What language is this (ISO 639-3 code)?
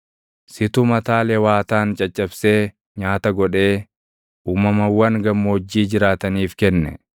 orm